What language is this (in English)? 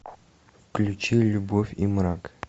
Russian